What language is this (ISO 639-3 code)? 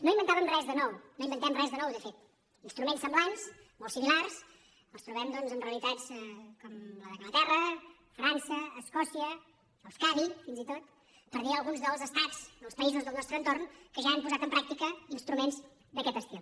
cat